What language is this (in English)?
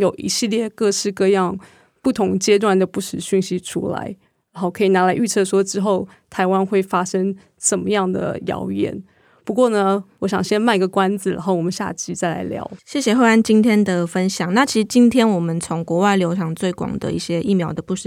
Chinese